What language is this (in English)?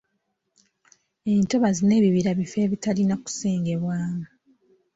Ganda